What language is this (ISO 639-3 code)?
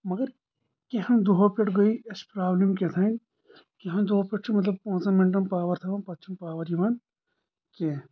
kas